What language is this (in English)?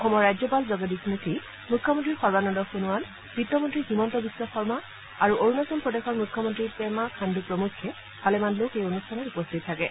Assamese